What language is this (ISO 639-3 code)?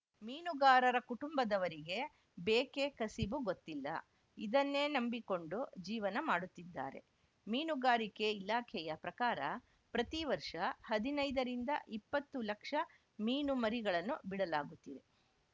kan